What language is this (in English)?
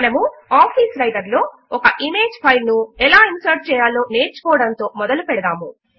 Telugu